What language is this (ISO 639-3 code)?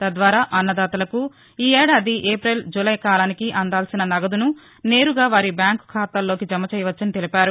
tel